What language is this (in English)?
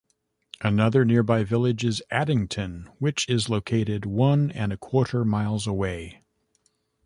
English